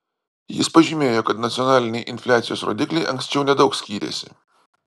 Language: Lithuanian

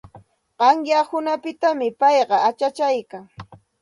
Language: Santa Ana de Tusi Pasco Quechua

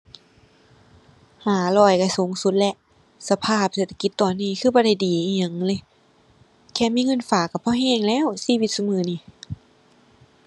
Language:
Thai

